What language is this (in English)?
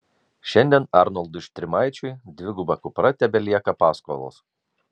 Lithuanian